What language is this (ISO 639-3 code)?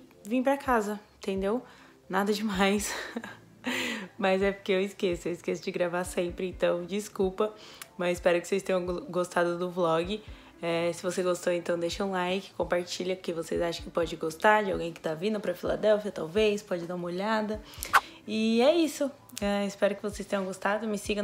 por